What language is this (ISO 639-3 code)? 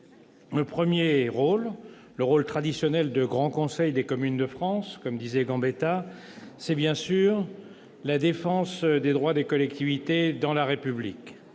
fra